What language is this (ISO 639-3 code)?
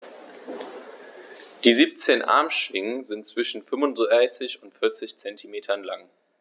deu